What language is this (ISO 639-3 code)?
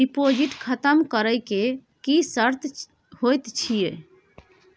mai